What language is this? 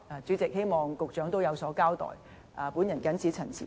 Cantonese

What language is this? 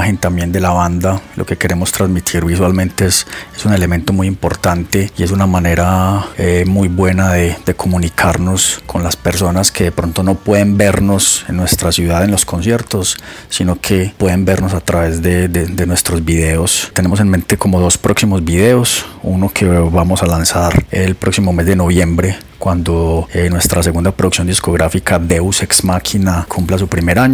Spanish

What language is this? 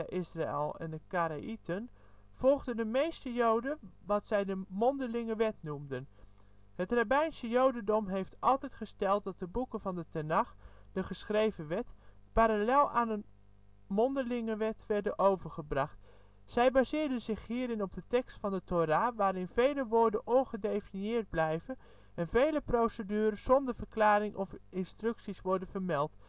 Dutch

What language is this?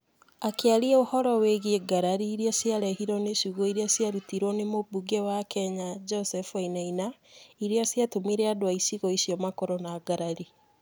Kikuyu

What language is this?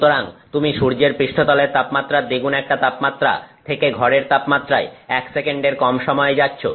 Bangla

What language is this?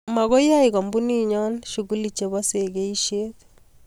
Kalenjin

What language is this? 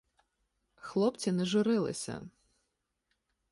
Ukrainian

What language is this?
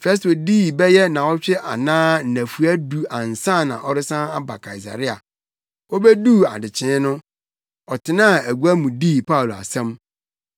Akan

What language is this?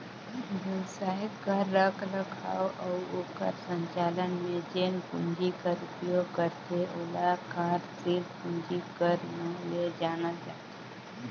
Chhattisgarhi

